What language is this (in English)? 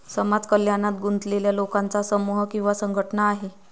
Marathi